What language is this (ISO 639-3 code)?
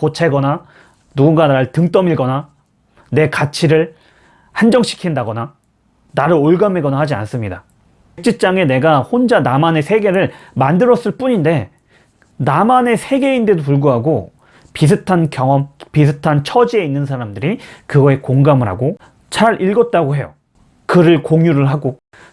kor